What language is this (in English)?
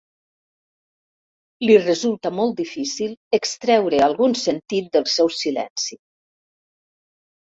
Catalan